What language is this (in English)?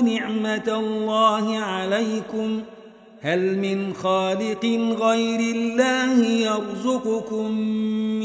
Arabic